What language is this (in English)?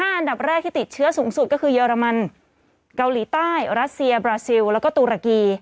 Thai